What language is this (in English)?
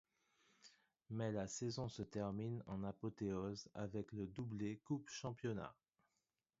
French